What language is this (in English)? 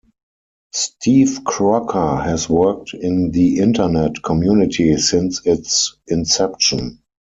English